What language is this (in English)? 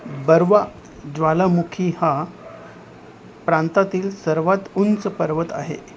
Marathi